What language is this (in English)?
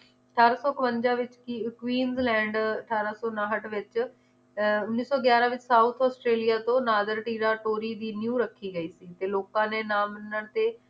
Punjabi